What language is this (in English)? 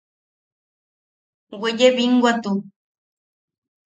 Yaqui